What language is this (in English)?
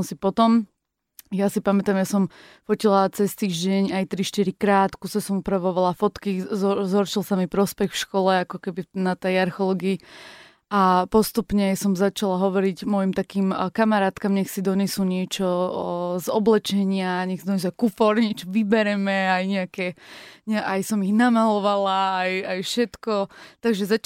Slovak